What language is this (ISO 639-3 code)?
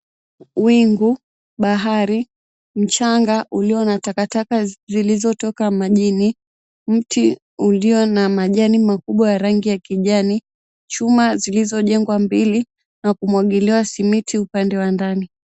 swa